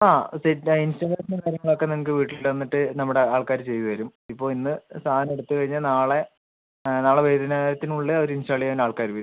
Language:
Malayalam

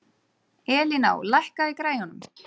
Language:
Icelandic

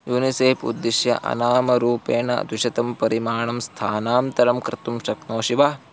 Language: Sanskrit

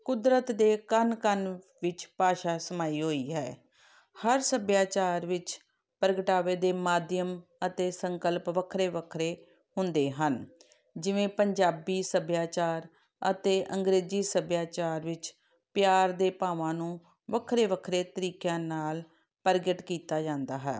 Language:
Punjabi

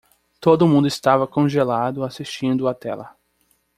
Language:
Portuguese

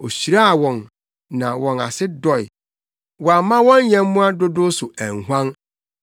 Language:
Akan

